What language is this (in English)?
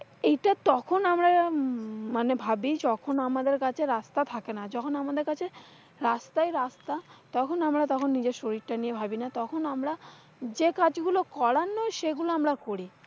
Bangla